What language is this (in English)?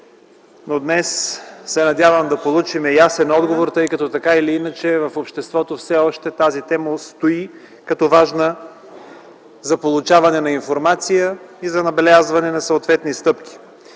Bulgarian